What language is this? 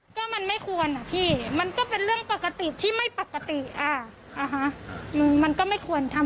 Thai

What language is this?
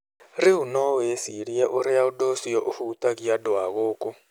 Kikuyu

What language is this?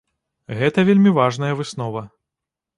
Belarusian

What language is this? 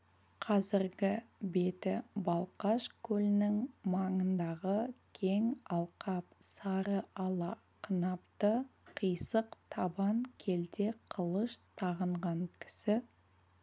Kazakh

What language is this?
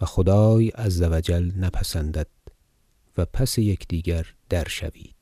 Persian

